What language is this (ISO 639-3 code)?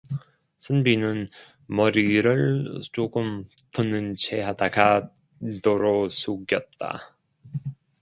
kor